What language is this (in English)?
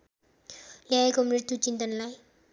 Nepali